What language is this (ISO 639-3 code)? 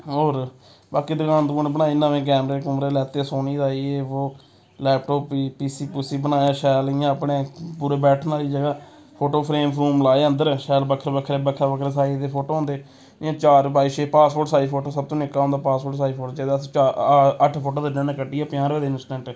doi